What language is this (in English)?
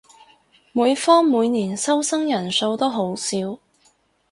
Cantonese